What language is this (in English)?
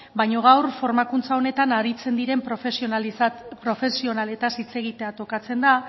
Basque